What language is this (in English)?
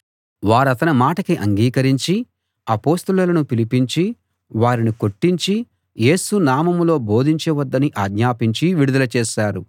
Telugu